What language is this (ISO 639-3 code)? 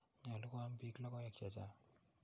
kln